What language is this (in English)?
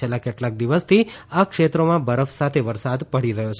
Gujarati